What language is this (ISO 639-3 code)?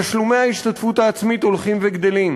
heb